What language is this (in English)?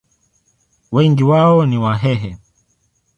Swahili